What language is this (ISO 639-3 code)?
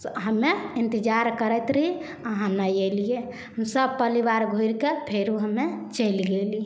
mai